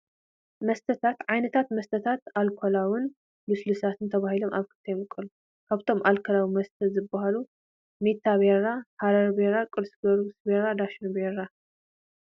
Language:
Tigrinya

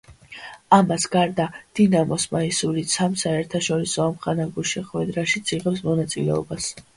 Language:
Georgian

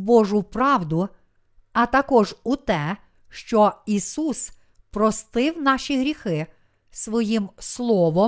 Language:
Ukrainian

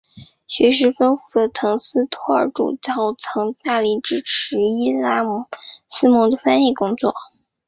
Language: Chinese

